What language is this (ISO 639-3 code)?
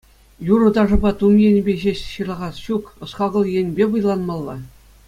chv